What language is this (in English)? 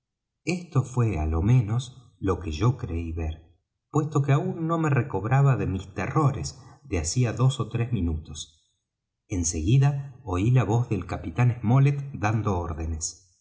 Spanish